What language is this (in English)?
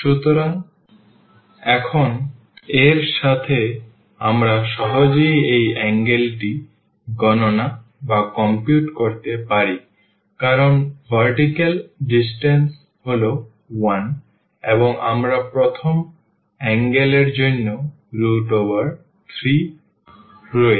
Bangla